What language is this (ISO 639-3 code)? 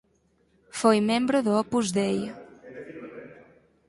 glg